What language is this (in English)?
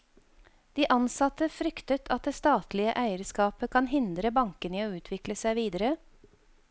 Norwegian